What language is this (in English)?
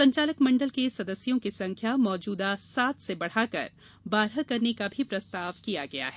Hindi